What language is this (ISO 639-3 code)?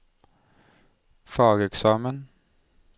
nor